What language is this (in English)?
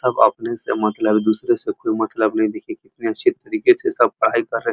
Hindi